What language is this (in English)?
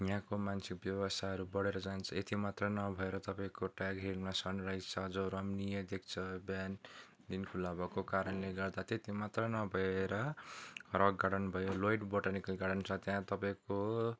Nepali